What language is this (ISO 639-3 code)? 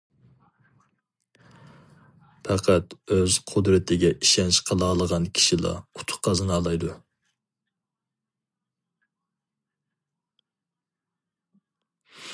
uig